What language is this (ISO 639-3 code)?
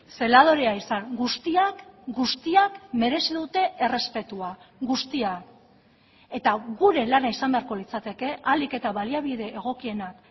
eus